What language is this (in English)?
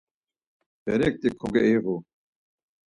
Laz